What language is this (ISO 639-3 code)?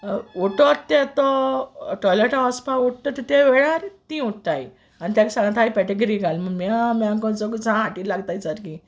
kok